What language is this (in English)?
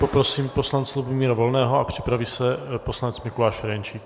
Czech